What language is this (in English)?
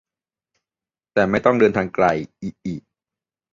Thai